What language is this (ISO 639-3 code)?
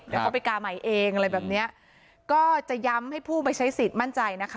tha